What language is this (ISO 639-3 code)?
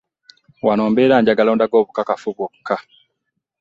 lug